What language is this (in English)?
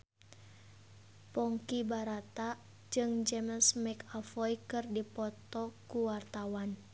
Sundanese